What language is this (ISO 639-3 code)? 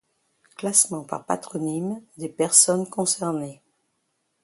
fra